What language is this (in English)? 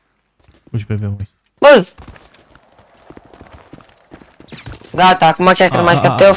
Romanian